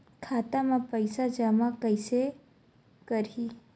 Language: Chhattisgarhi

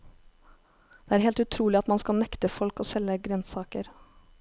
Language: Norwegian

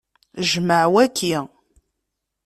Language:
Kabyle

